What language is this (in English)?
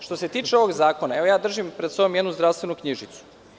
Serbian